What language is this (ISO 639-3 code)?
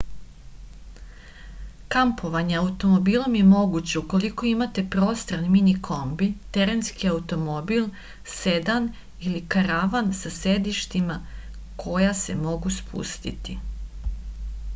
srp